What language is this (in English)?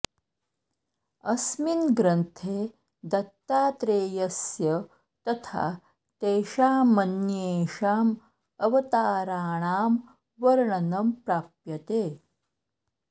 Sanskrit